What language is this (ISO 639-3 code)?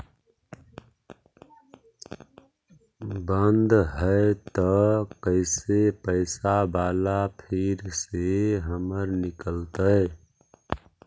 mag